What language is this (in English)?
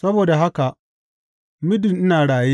Hausa